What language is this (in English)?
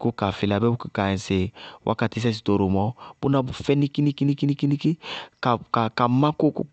Bago-Kusuntu